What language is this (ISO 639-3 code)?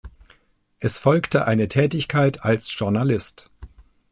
deu